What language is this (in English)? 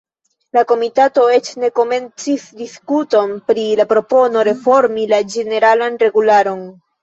Esperanto